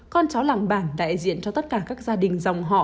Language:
Vietnamese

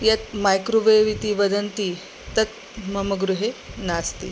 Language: Sanskrit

